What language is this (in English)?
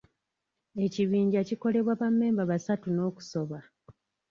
Ganda